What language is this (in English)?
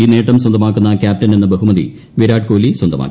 Malayalam